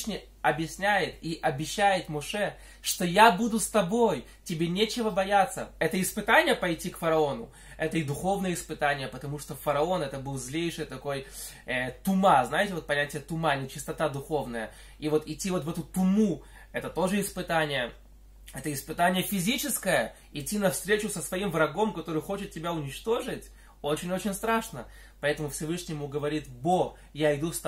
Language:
Russian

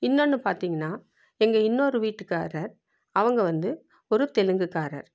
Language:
Tamil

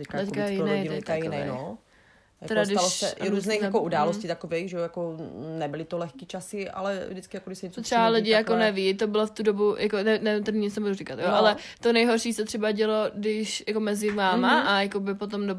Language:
Czech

